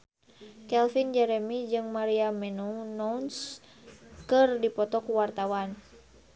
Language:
Sundanese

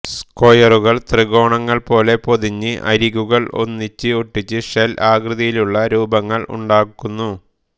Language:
Malayalam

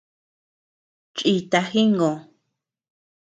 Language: Tepeuxila Cuicatec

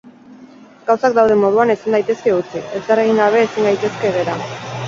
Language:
Basque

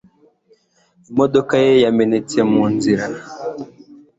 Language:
Kinyarwanda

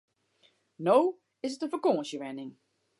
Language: Western Frisian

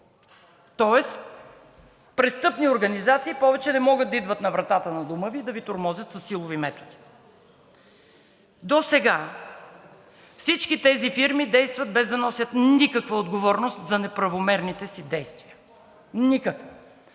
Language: Bulgarian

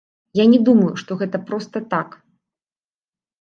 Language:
Belarusian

